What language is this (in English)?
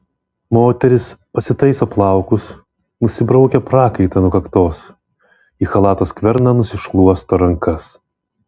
Lithuanian